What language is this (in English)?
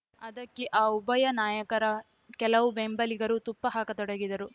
Kannada